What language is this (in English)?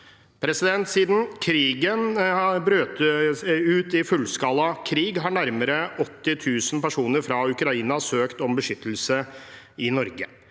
Norwegian